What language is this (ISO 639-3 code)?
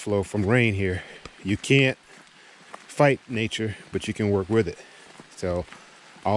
eng